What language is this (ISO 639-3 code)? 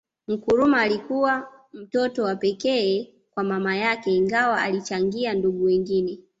swa